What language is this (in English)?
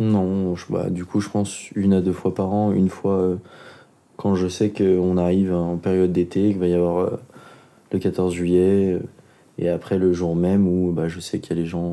French